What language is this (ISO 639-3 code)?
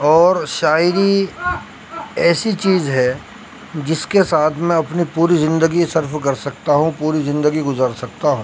urd